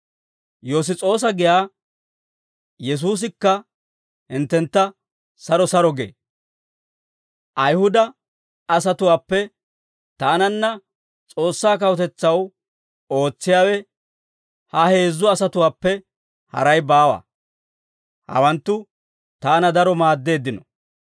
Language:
Dawro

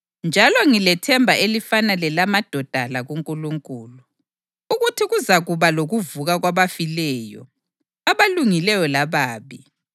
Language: North Ndebele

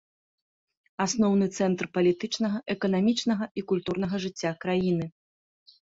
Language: Belarusian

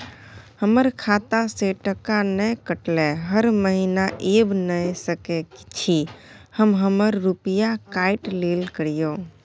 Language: Maithili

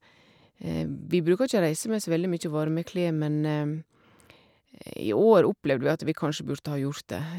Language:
Norwegian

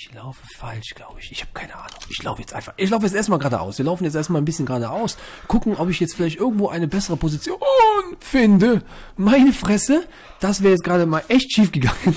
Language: German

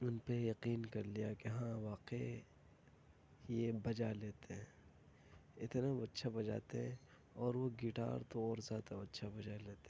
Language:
Urdu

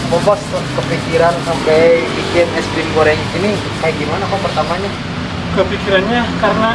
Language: Indonesian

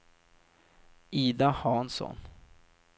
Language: Swedish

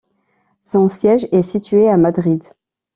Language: French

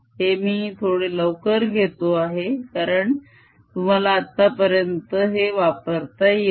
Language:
Marathi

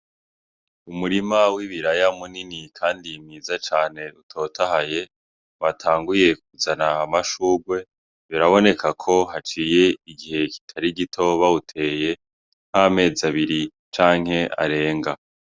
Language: Rundi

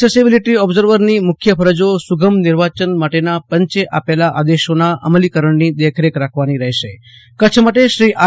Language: Gujarati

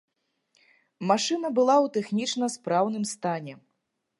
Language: Belarusian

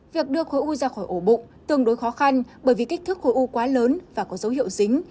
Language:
Vietnamese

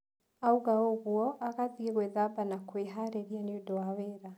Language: Kikuyu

